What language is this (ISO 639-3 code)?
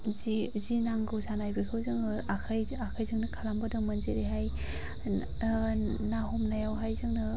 brx